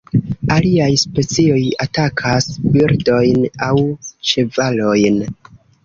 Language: Esperanto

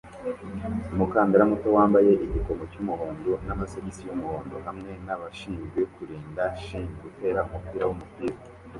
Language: Kinyarwanda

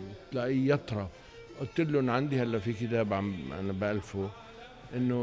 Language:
Arabic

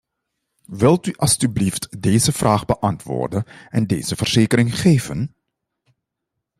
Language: Dutch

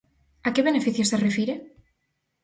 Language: Galician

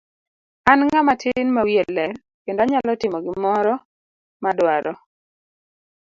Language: Luo (Kenya and Tanzania)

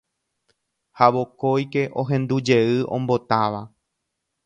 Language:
Guarani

